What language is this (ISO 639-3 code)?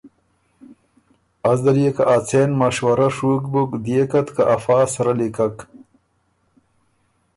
oru